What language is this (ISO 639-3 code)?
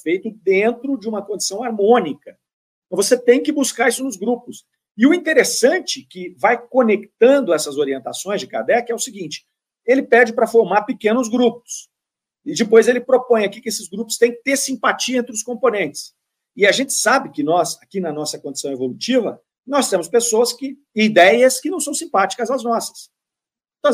por